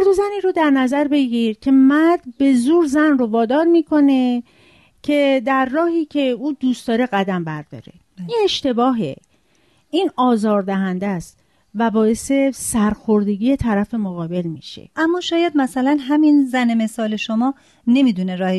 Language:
Persian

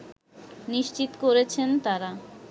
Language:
Bangla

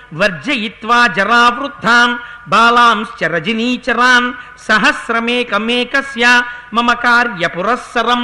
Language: Telugu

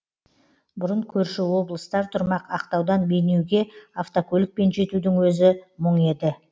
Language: Kazakh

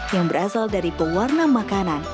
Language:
Indonesian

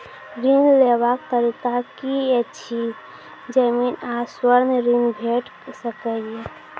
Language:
Maithili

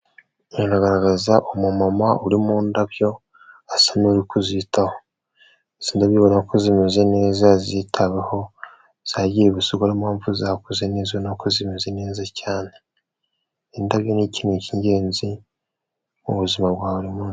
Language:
Kinyarwanda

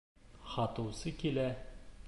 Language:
Bashkir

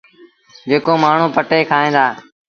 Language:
Sindhi Bhil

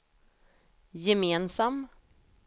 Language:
Swedish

